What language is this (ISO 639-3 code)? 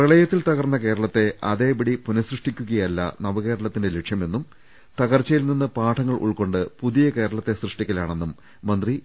mal